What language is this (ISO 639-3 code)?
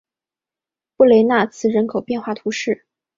zho